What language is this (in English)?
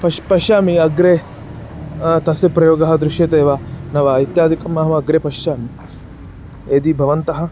Sanskrit